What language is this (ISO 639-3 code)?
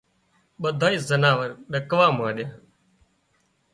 kxp